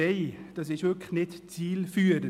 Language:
Swiss German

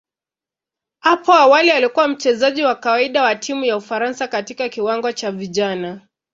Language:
Swahili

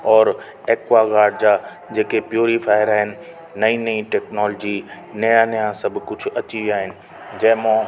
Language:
Sindhi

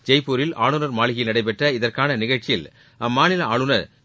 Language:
Tamil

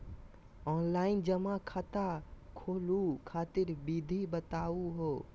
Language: Magahi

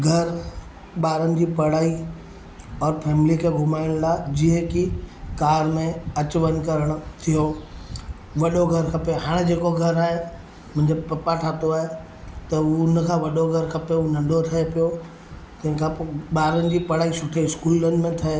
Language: Sindhi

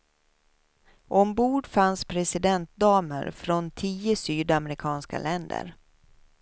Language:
Swedish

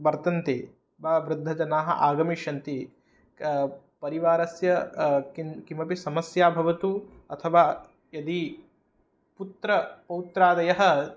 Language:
Sanskrit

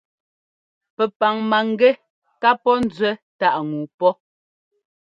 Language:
Ngomba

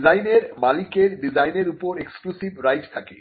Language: Bangla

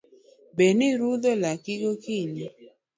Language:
Luo (Kenya and Tanzania)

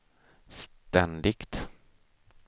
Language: Swedish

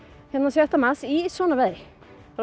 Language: Icelandic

